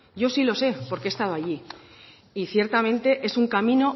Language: Spanish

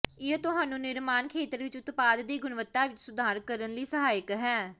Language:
Punjabi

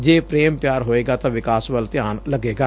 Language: Punjabi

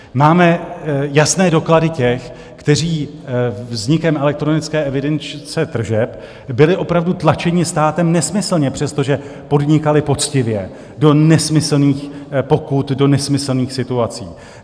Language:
Czech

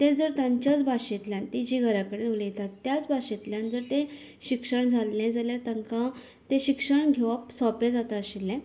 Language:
Konkani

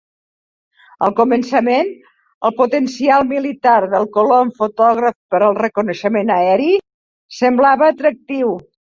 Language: Catalan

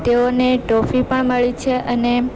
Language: Gujarati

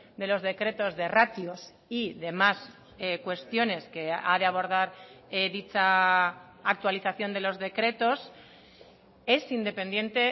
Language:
Spanish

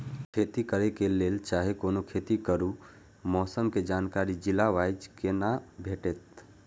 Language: Maithili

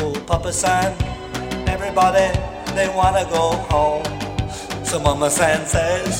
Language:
Hungarian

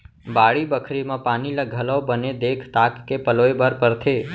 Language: Chhattisgarhi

